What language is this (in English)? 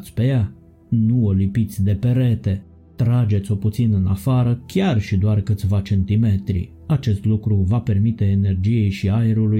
Romanian